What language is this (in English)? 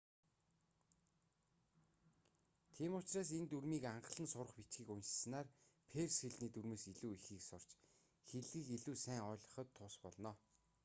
Mongolian